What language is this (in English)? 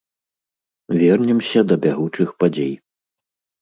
Belarusian